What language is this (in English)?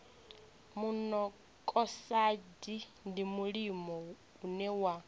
Venda